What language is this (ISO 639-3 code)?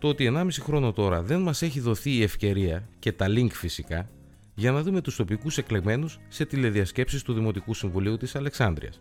ell